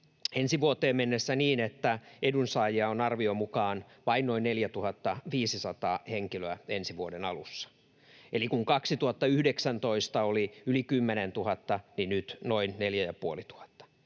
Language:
Finnish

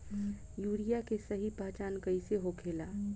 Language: Bhojpuri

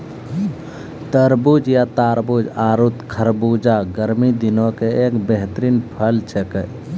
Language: Maithili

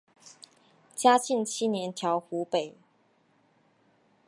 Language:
Chinese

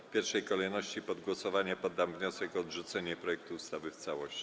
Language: Polish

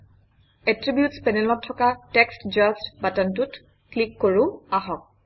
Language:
Assamese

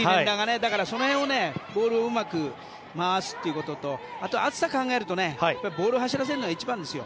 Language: Japanese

